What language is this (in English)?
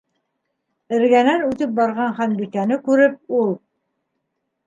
Bashkir